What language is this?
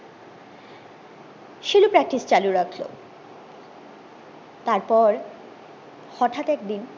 Bangla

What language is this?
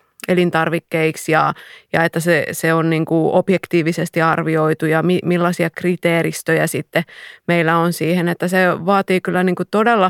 Finnish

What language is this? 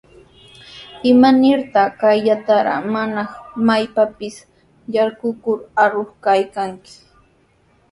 Sihuas Ancash Quechua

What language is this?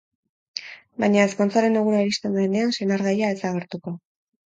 Basque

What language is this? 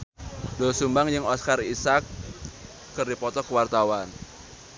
Sundanese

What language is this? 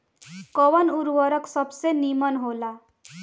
Bhojpuri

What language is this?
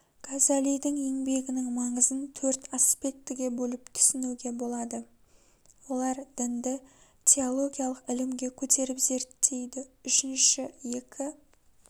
Kazakh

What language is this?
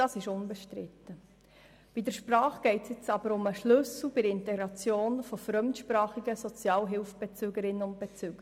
Swiss German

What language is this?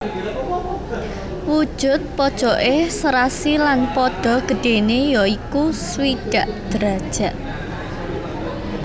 Javanese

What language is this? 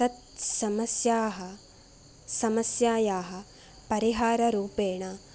Sanskrit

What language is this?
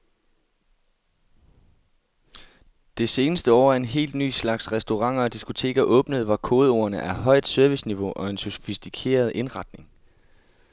Danish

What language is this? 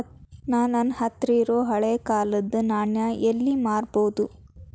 Kannada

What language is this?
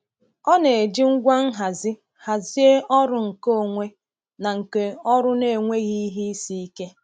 Igbo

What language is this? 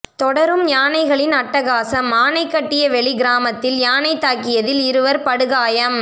Tamil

